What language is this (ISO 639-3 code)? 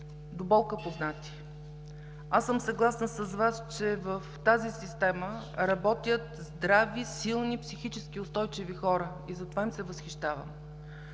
bul